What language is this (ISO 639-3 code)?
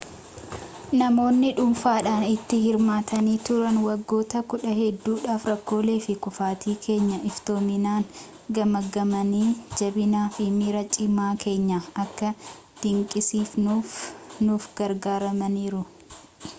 orm